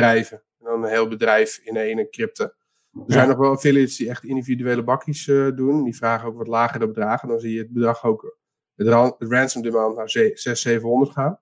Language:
Dutch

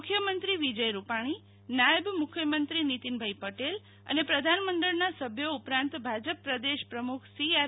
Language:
Gujarati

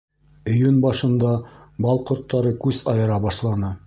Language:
Bashkir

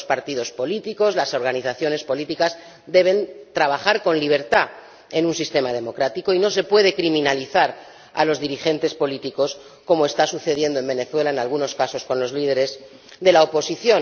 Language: Spanish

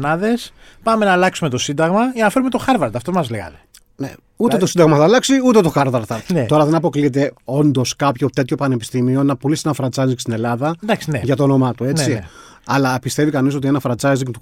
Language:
Greek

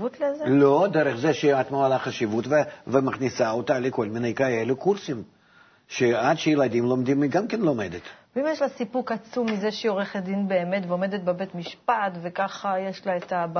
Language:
Hebrew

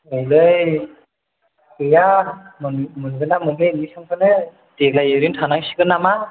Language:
Bodo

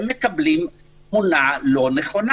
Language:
Hebrew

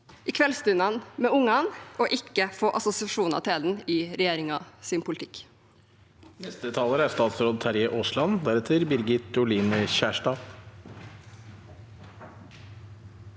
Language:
Norwegian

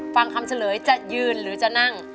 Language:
Thai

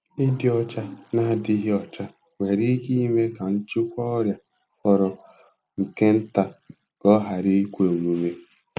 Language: Igbo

